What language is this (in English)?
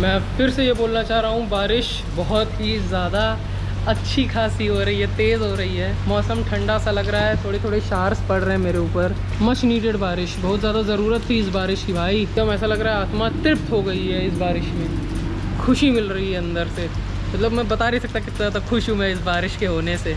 Hindi